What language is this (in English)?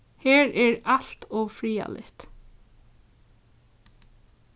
Faroese